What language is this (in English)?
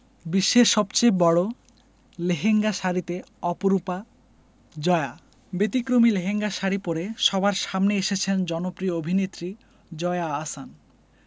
Bangla